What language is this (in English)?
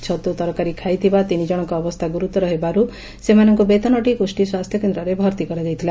Odia